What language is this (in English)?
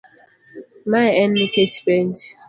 Luo (Kenya and Tanzania)